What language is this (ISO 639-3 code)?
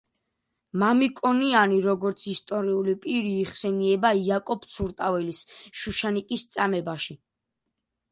kat